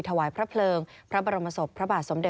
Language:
Thai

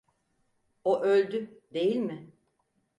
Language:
Turkish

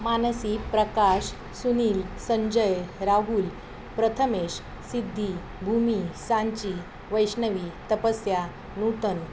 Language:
Marathi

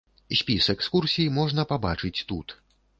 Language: Belarusian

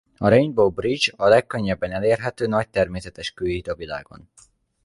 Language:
Hungarian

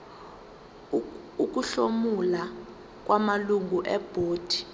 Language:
Zulu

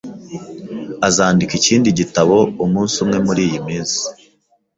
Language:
Kinyarwanda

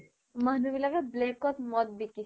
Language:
Assamese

